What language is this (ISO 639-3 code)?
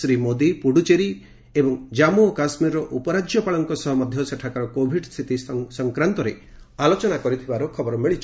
ori